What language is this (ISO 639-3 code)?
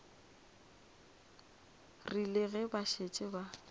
nso